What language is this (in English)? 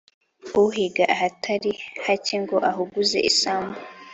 Kinyarwanda